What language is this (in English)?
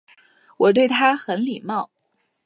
Chinese